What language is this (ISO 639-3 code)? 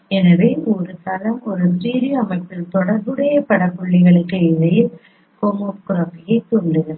tam